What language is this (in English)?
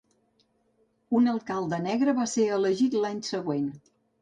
Catalan